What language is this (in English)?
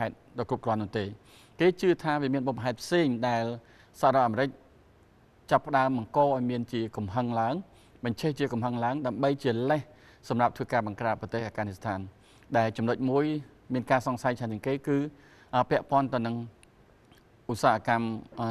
Thai